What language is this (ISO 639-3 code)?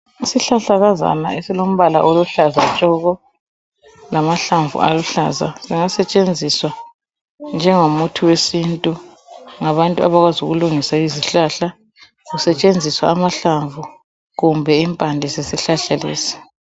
nde